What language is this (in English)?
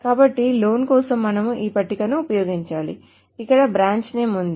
Telugu